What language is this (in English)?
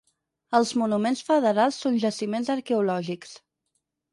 Catalan